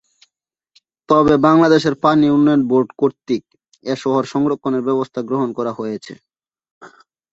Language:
Bangla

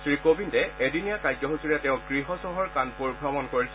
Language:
Assamese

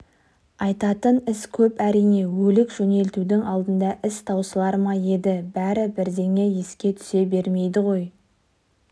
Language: Kazakh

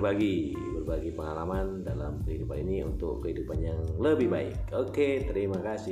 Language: Indonesian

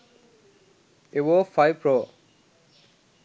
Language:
Sinhala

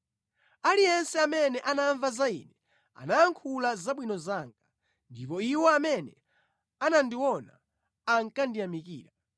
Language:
Nyanja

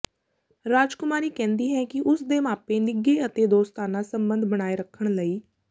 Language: Punjabi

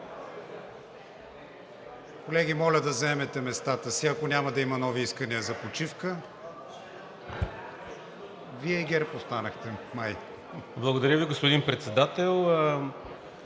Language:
Bulgarian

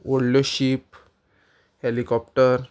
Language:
Konkani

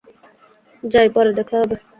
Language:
Bangla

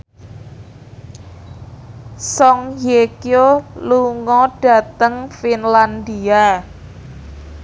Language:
Javanese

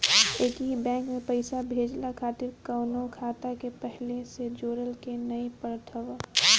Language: Bhojpuri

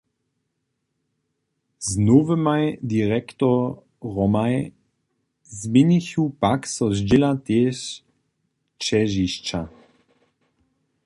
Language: Upper Sorbian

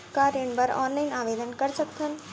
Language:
Chhattisgarhi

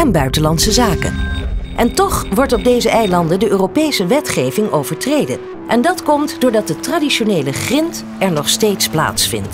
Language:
Dutch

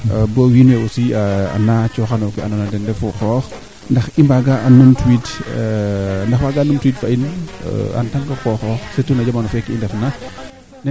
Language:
Serer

